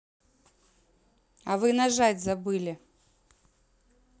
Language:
Russian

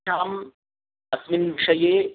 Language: Sanskrit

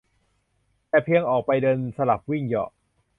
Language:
Thai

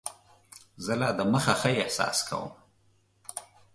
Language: Pashto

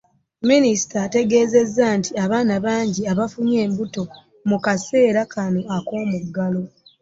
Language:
Ganda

